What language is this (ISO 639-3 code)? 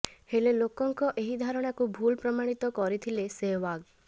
ori